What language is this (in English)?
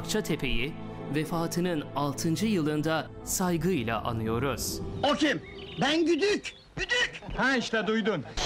Turkish